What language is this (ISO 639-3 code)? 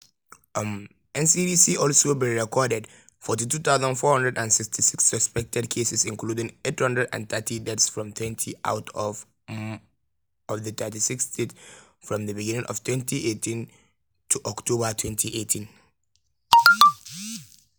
pcm